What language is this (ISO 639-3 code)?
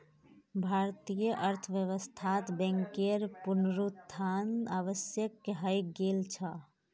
mag